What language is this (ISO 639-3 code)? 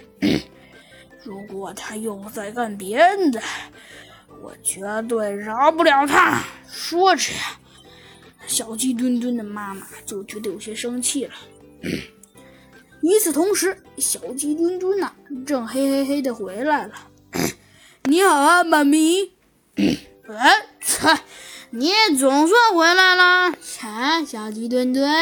zho